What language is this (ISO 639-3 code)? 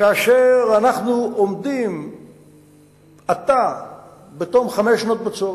heb